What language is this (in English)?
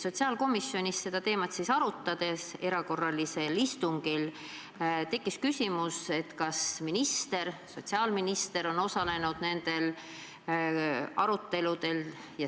Estonian